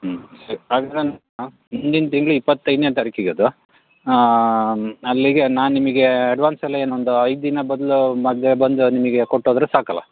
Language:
Kannada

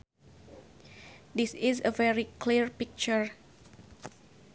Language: Sundanese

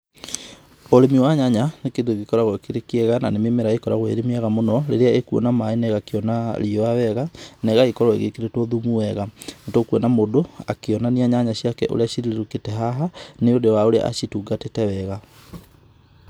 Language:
Kikuyu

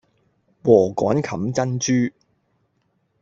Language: Cantonese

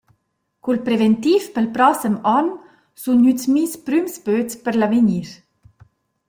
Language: Romansh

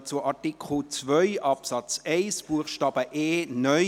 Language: Swiss German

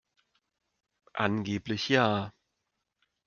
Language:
German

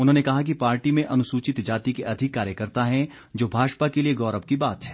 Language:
Hindi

